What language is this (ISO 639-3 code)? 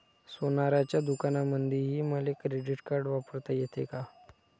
mar